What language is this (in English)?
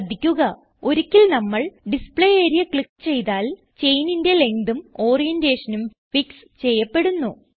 Malayalam